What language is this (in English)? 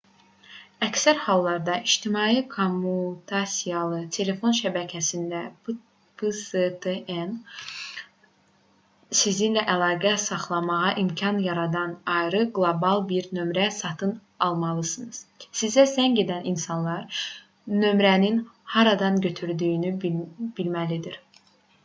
Azerbaijani